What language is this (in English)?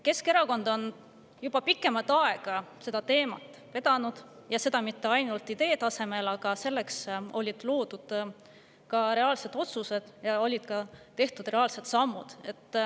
Estonian